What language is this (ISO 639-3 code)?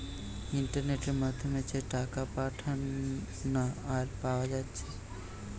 ben